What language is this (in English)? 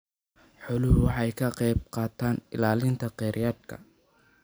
Somali